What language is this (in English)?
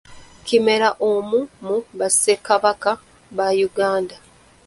Ganda